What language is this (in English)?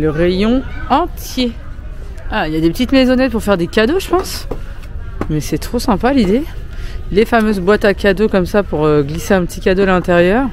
French